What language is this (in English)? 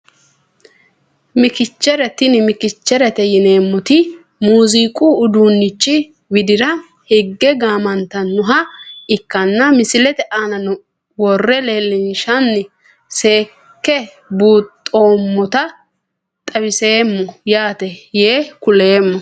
Sidamo